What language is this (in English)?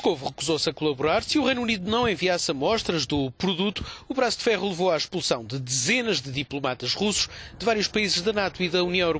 Portuguese